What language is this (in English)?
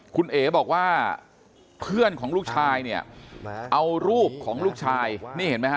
Thai